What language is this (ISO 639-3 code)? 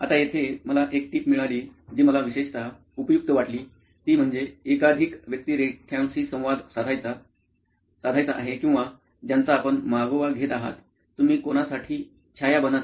mar